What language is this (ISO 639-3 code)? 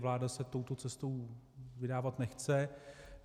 ces